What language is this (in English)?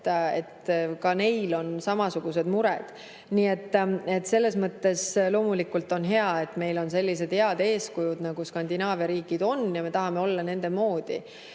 Estonian